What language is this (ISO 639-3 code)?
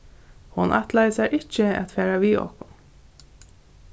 fao